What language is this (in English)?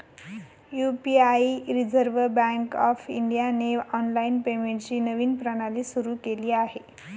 Marathi